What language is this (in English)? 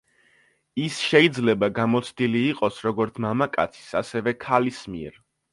Georgian